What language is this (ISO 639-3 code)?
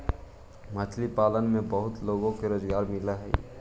mag